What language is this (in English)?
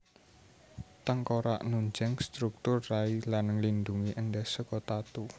Javanese